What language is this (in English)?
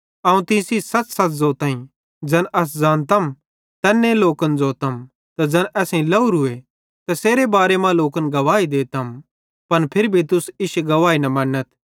Bhadrawahi